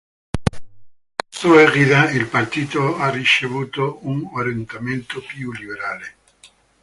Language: Italian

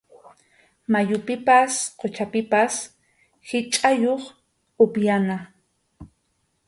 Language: Arequipa-La Unión Quechua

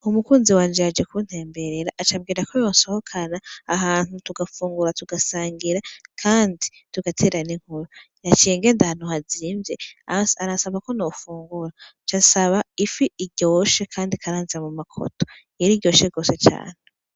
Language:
Rundi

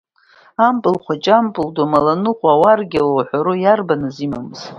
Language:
Abkhazian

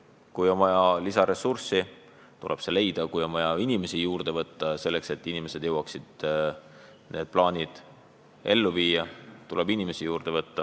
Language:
Estonian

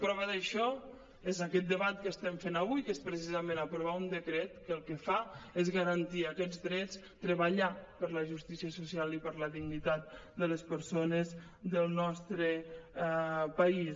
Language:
Catalan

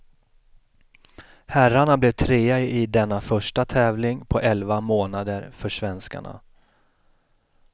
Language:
Swedish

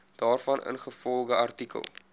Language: Afrikaans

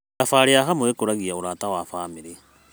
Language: Kikuyu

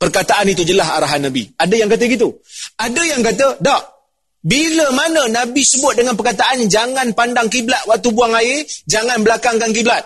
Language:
Malay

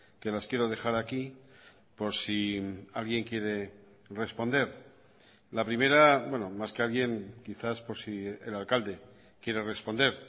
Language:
Spanish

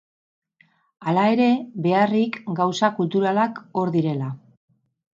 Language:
Basque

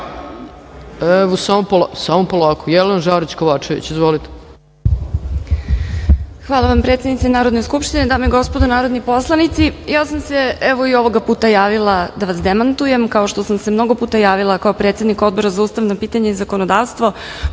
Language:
Serbian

